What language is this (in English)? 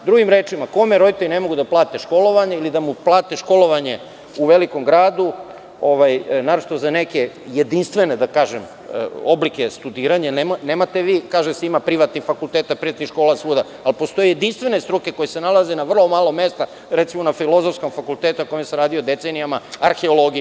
Serbian